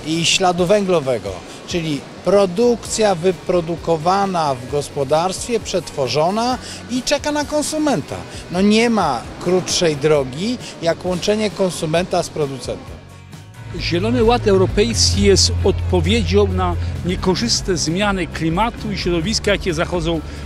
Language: Polish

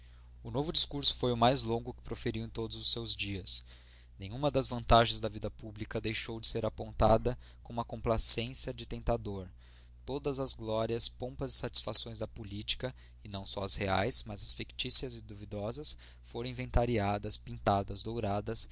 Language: Portuguese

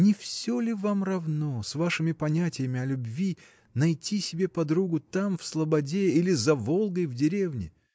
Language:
Russian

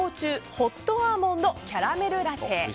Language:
Japanese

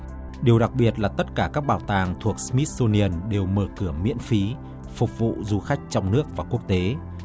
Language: Vietnamese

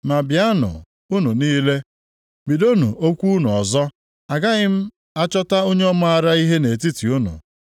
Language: Igbo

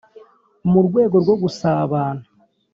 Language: Kinyarwanda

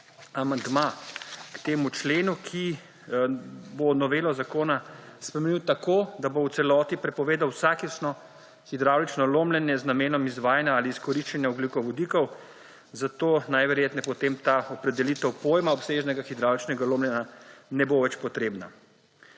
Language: Slovenian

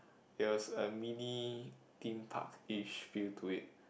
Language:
English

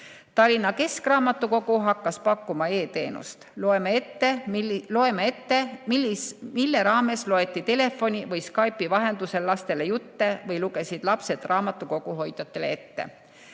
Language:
Estonian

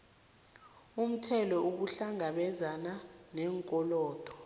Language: South Ndebele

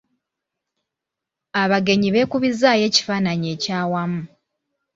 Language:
Ganda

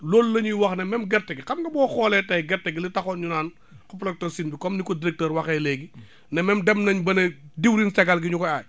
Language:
Wolof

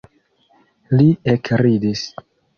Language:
Esperanto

